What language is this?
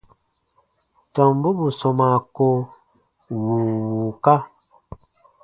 Baatonum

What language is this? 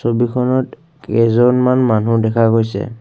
Assamese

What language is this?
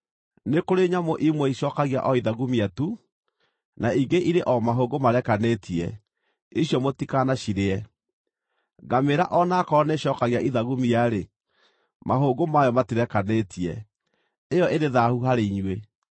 Kikuyu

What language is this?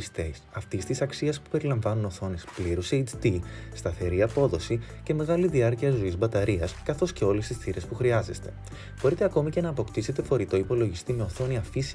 Greek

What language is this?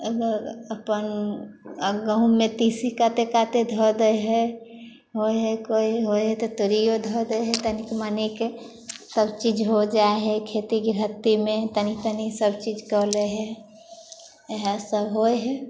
Maithili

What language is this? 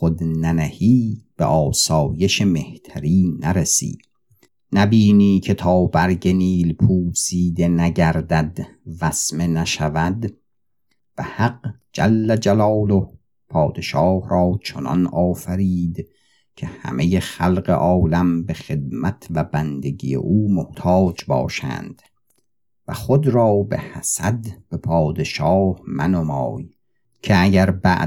Persian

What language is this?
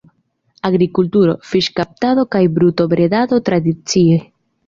Esperanto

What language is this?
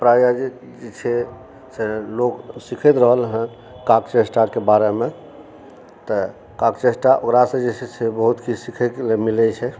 Maithili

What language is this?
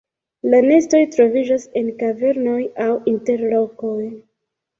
Esperanto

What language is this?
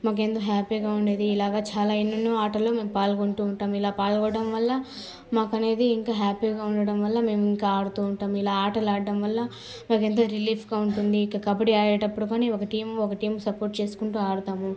Telugu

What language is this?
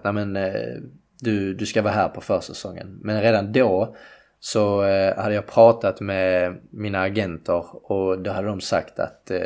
Swedish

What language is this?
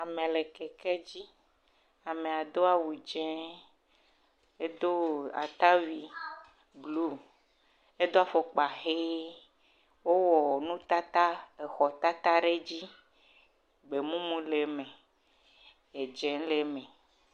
Ewe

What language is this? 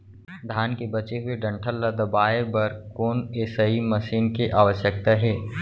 Chhattisgarhi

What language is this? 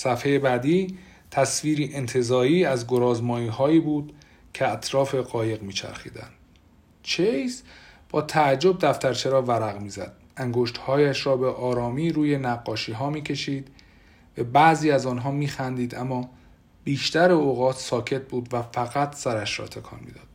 Persian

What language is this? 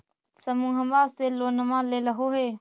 Magahi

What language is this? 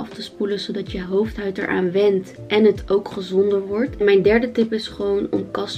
Dutch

